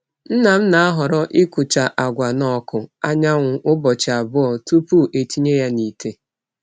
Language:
Igbo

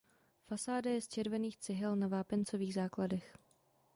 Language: Czech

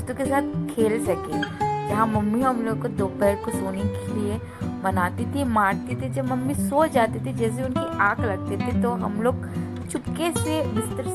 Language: Hindi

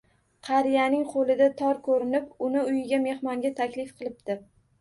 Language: Uzbek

